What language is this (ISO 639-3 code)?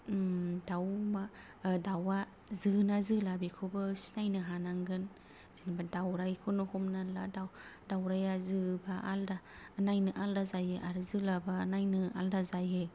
brx